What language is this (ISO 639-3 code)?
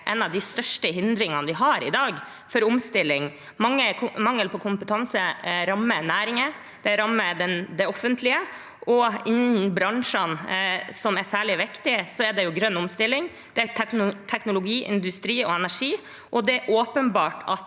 nor